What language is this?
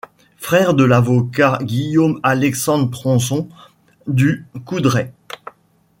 French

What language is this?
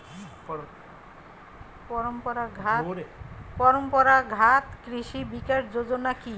Bangla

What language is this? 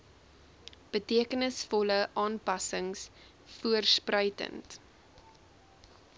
Afrikaans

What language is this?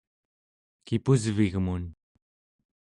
Central Yupik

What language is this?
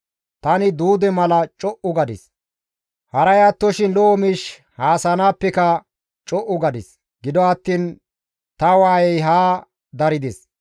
Gamo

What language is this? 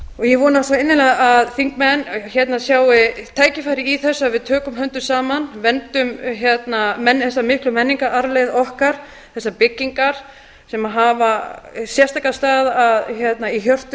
Icelandic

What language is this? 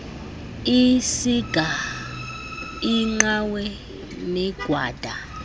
Xhosa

